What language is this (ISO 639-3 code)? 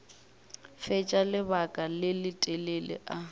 nso